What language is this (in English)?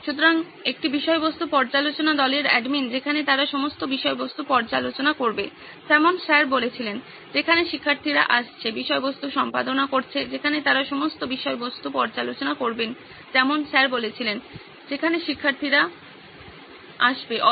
Bangla